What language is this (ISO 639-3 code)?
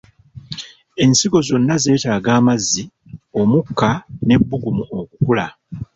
lug